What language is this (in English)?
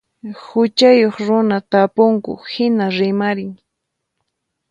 Puno Quechua